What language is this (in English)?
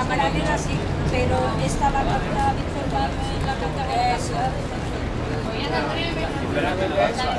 Spanish